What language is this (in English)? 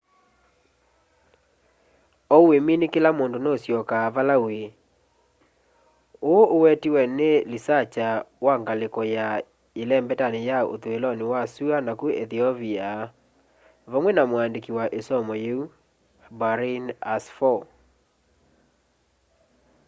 Kamba